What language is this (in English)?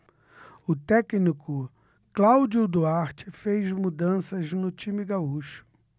Portuguese